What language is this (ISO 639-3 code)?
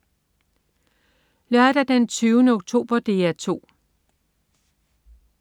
dan